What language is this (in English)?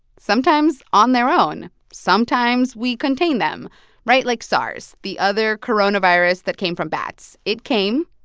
English